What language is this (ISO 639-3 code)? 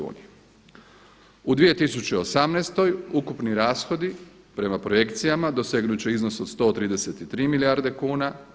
hrv